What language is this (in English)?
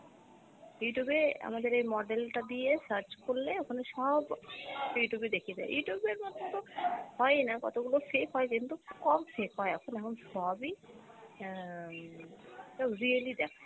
Bangla